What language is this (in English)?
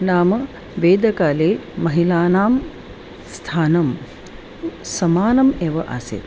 Sanskrit